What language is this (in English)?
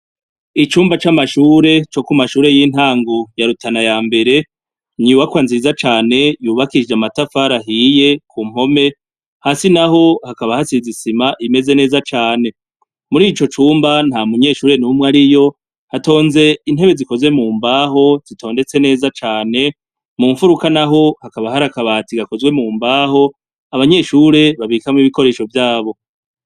Rundi